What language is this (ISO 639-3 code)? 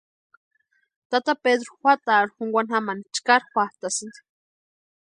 pua